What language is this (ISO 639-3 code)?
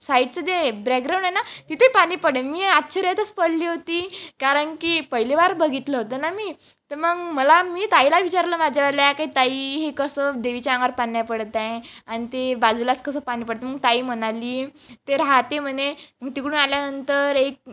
mar